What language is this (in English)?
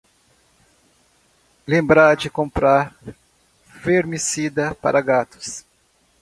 Portuguese